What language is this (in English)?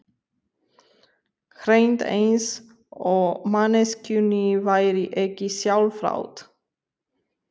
Icelandic